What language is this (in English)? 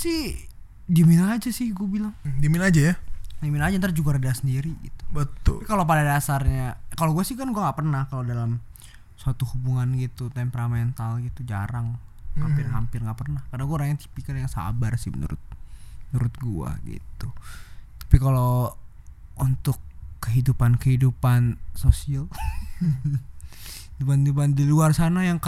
Indonesian